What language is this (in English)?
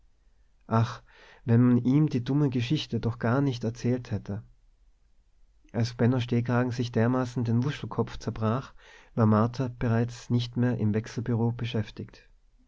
German